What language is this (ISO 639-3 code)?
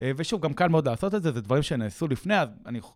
heb